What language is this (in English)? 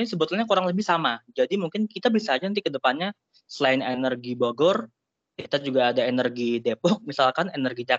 Indonesian